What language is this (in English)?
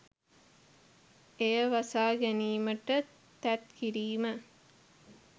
Sinhala